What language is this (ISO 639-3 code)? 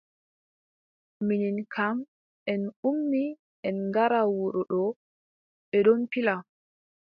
fub